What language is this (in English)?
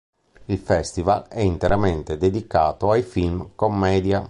Italian